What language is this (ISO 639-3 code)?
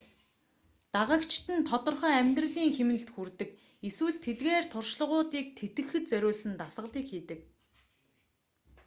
mon